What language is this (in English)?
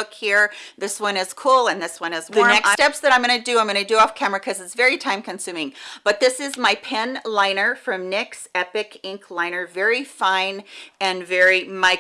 English